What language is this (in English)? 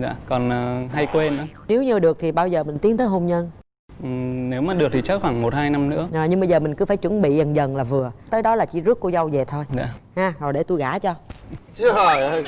Vietnamese